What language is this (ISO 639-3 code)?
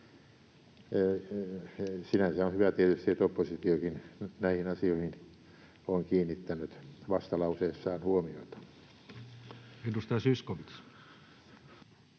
fin